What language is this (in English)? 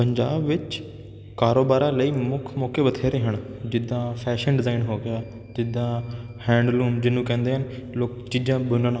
Punjabi